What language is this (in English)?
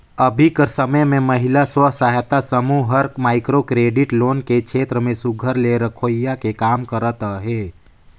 Chhattisgarhi